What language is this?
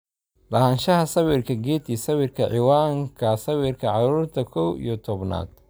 Somali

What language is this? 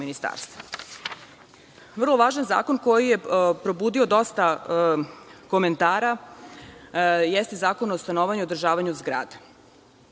Serbian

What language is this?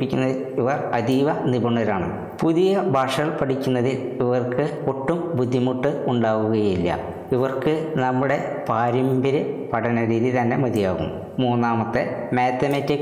Malayalam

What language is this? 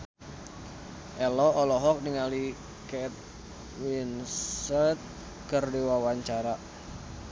Sundanese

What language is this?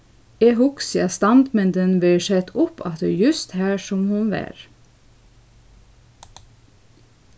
Faroese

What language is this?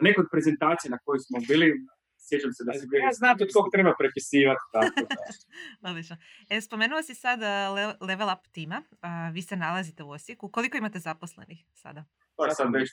Croatian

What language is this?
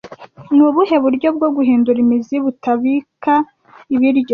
Kinyarwanda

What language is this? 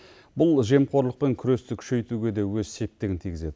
Kazakh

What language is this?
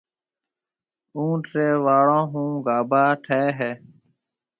Marwari (Pakistan)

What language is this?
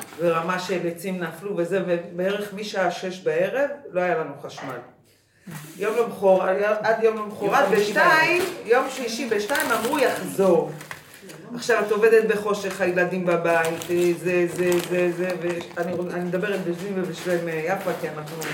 Hebrew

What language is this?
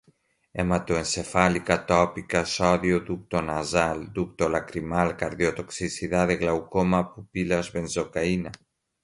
Portuguese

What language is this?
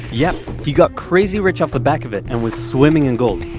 English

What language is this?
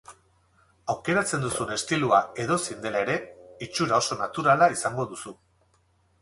Basque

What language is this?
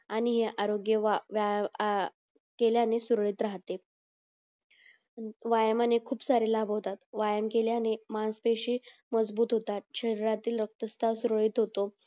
Marathi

